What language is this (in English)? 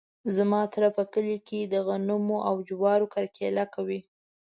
Pashto